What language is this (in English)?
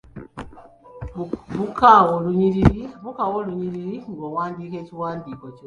Ganda